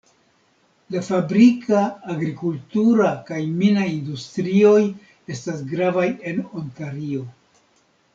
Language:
Esperanto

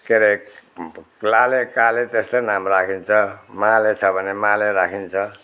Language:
Nepali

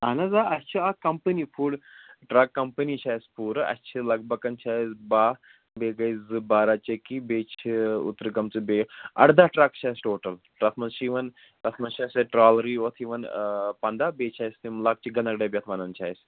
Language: Kashmiri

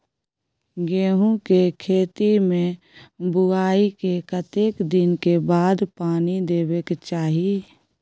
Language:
Maithili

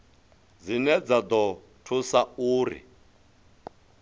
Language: Venda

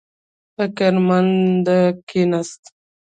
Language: Pashto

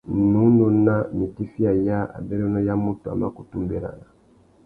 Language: Tuki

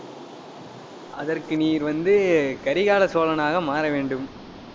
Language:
Tamil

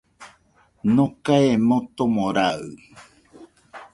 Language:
Nüpode Huitoto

